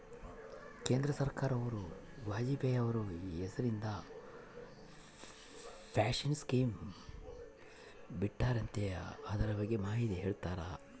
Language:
Kannada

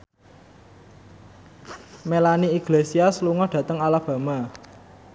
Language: Javanese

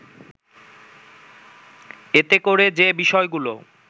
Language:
Bangla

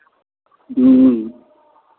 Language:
Maithili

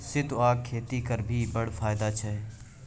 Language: Maithili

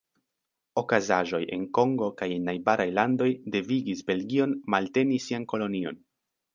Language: Esperanto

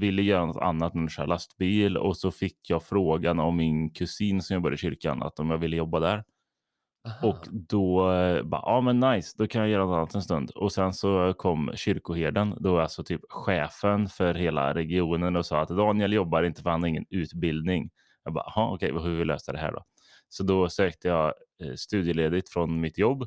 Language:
Swedish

